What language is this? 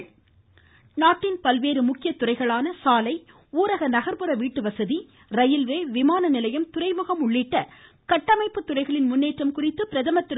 Tamil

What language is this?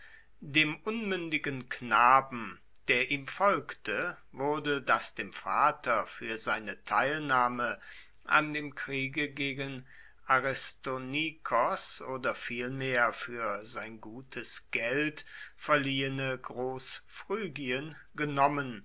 German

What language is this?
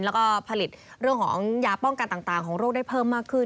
Thai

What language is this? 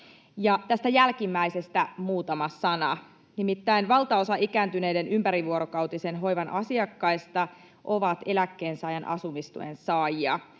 Finnish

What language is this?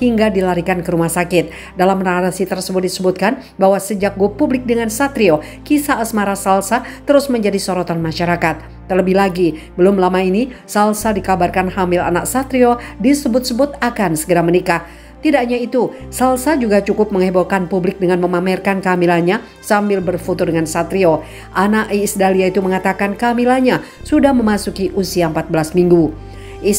Indonesian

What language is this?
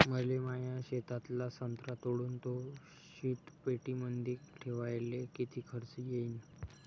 Marathi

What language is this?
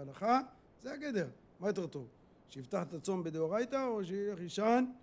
Hebrew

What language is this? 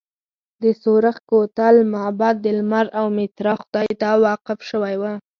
Pashto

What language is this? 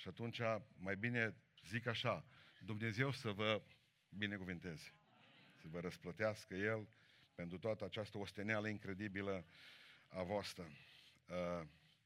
Romanian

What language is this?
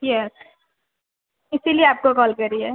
Urdu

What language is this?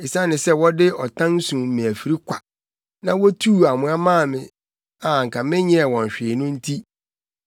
Akan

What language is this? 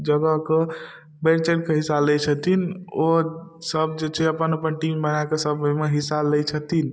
Maithili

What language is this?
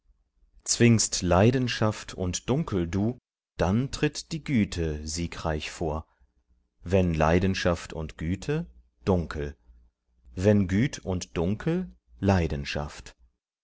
German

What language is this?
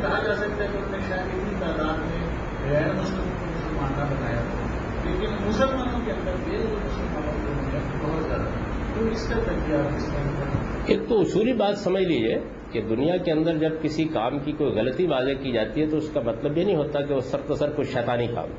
Urdu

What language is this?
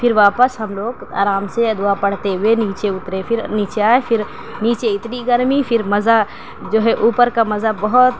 Urdu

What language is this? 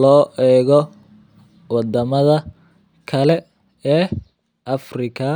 Somali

